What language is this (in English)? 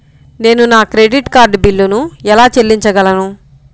Telugu